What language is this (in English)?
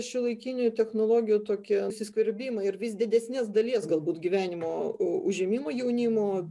Lithuanian